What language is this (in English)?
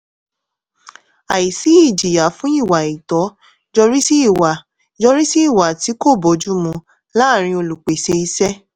Yoruba